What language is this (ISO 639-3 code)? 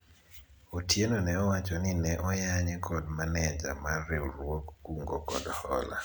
luo